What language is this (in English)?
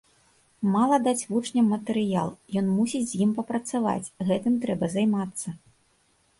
Belarusian